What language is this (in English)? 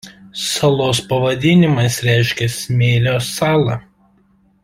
Lithuanian